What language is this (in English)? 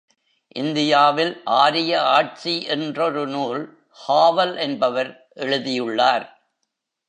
Tamil